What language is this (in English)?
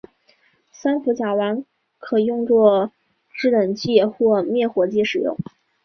Chinese